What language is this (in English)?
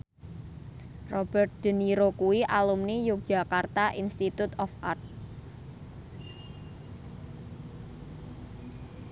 Javanese